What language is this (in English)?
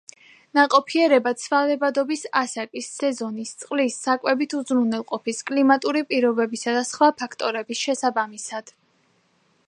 Georgian